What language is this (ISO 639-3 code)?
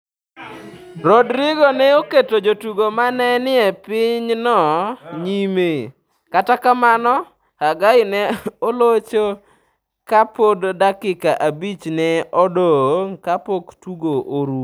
luo